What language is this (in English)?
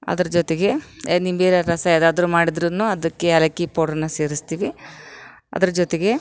Kannada